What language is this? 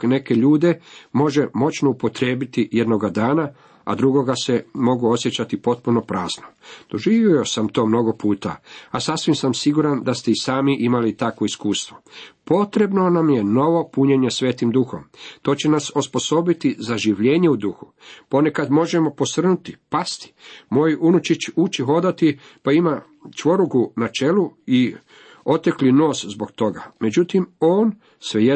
Croatian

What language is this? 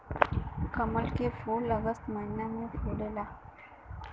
Bhojpuri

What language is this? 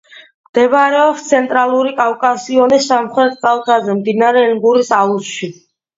Georgian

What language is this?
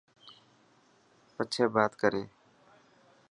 Dhatki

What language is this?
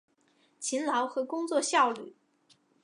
Chinese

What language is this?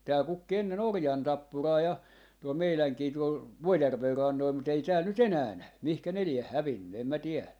Finnish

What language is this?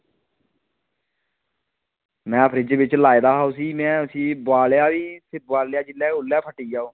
Dogri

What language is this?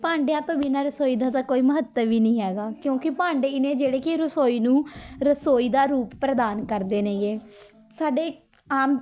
Punjabi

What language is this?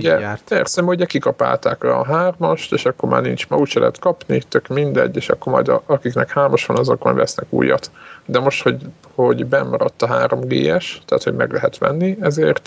Hungarian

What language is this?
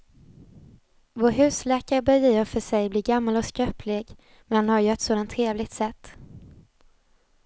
Swedish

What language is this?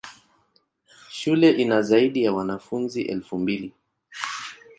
Swahili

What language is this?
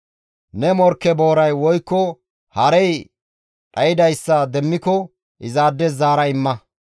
Gamo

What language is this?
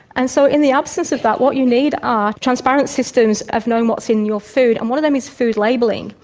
English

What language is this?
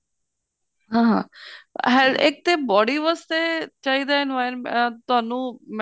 Punjabi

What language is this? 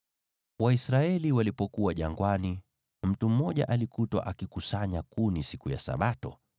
Swahili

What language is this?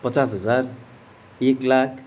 Nepali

